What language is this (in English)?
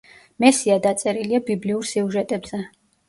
Georgian